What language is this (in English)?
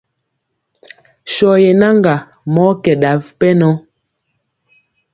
Mpiemo